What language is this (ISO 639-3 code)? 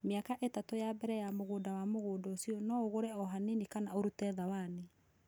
kik